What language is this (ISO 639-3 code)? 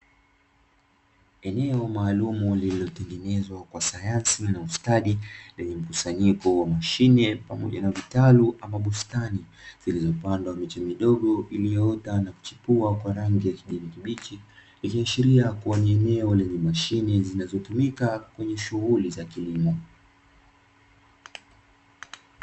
swa